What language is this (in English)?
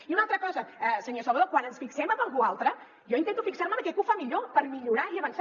Catalan